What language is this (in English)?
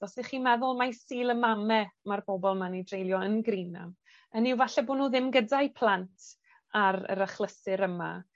Welsh